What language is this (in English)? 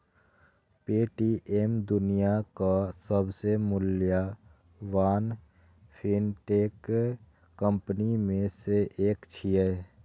Maithili